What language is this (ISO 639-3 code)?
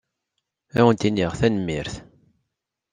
kab